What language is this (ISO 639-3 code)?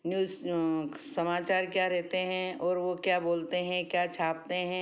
hin